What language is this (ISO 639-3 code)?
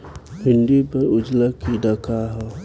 bho